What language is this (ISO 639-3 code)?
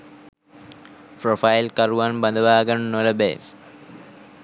sin